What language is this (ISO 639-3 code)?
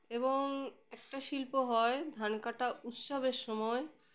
ben